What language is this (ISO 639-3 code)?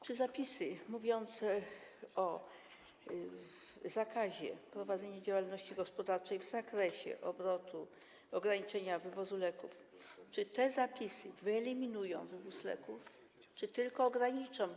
pol